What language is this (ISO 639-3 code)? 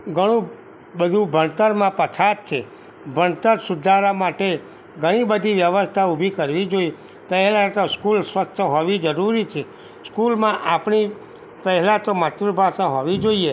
guj